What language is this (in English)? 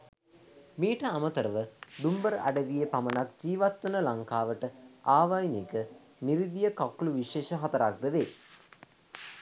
Sinhala